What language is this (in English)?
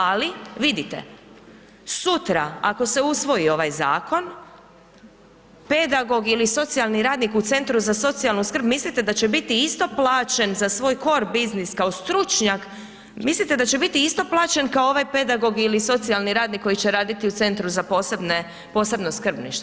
Croatian